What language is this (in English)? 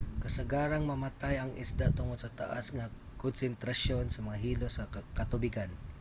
Cebuano